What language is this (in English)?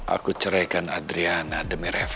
Indonesian